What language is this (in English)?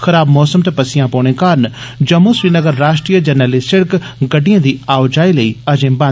Dogri